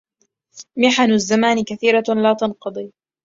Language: Arabic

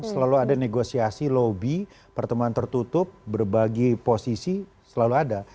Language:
Indonesian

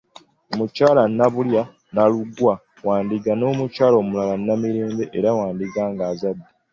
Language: Ganda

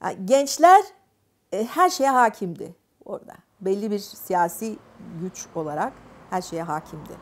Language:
Turkish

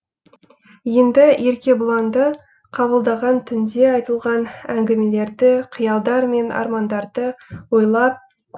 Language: Kazakh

